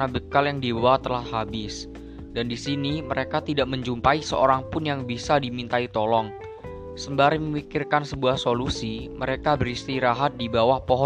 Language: Indonesian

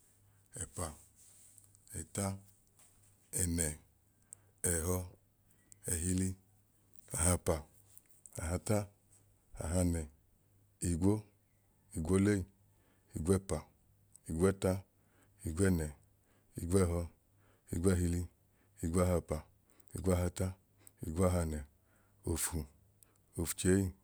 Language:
Idoma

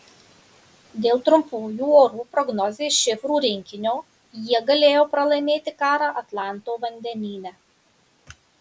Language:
Lithuanian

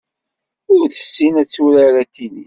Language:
Kabyle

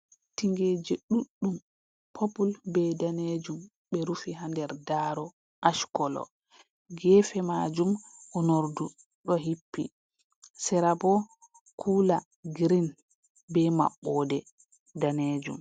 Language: Fula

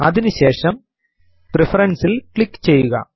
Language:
Malayalam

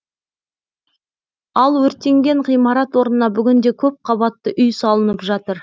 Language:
Kazakh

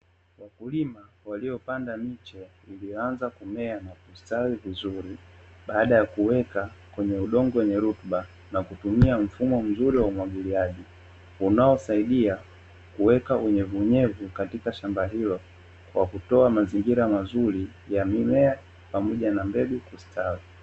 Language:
Swahili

